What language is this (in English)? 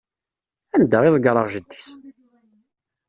Kabyle